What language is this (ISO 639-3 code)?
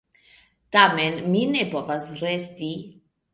epo